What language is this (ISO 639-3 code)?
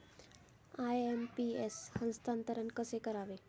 mar